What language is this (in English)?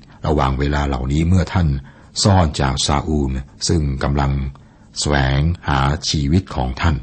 Thai